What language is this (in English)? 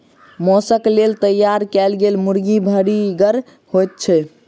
Maithili